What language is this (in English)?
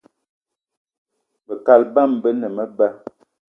Eton (Cameroon)